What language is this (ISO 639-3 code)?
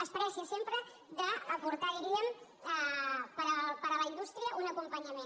cat